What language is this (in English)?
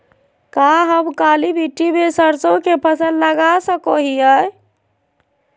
Magahi